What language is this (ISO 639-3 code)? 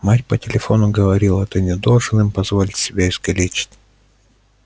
rus